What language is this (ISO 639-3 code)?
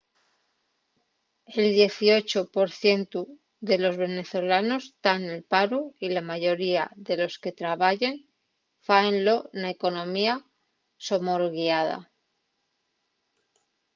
ast